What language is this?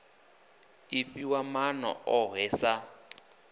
Venda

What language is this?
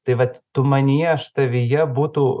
Lithuanian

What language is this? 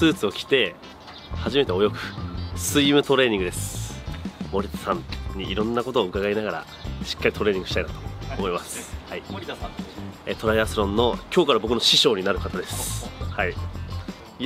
Japanese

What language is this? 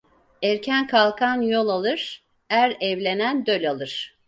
Turkish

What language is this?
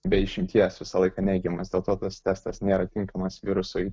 Lithuanian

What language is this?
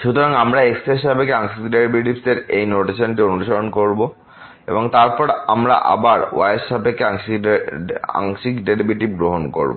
Bangla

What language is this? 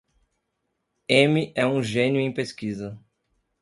Portuguese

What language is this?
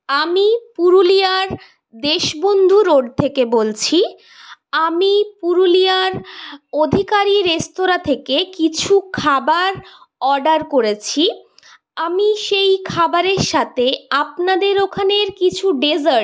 Bangla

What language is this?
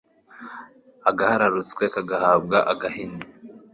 Kinyarwanda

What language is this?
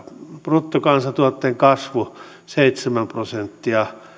Finnish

